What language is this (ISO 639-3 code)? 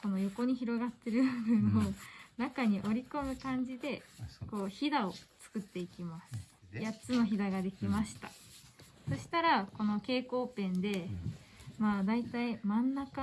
jpn